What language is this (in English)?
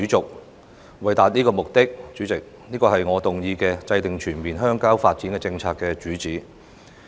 Cantonese